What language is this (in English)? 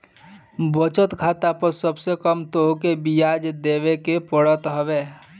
Bhojpuri